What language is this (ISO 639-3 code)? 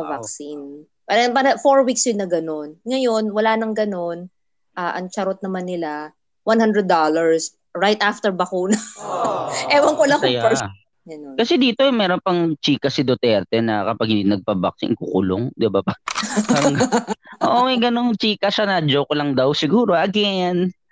fil